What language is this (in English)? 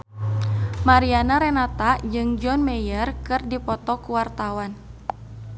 Sundanese